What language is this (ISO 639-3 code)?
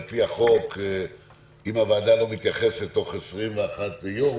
heb